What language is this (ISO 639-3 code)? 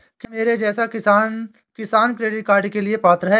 hin